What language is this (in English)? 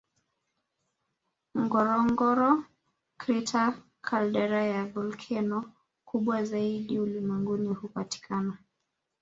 Swahili